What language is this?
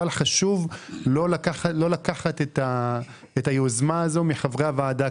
Hebrew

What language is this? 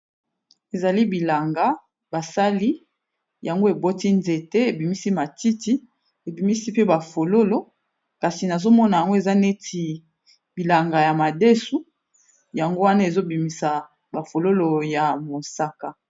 Lingala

